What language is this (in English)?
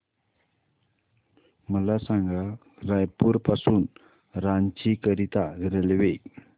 Marathi